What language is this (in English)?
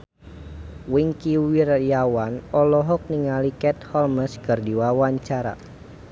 Sundanese